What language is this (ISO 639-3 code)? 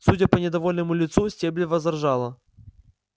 rus